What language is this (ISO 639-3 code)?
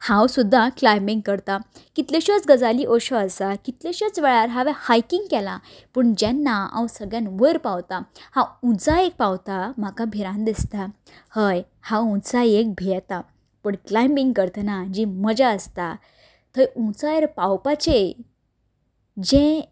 kok